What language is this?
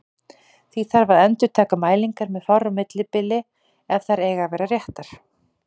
Icelandic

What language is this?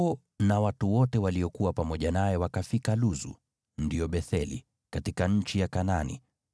Swahili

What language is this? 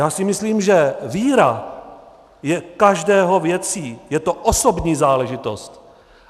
Czech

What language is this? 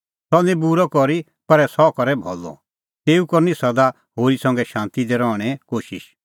Kullu Pahari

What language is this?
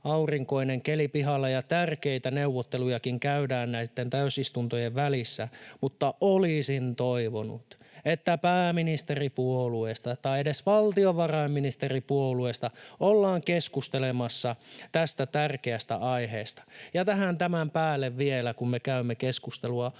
Finnish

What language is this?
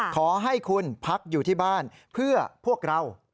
Thai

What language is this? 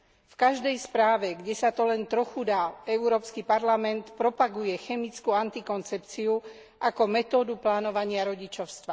Slovak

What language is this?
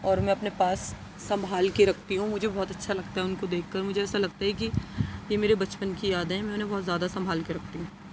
Urdu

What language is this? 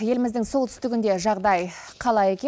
Kazakh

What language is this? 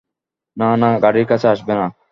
Bangla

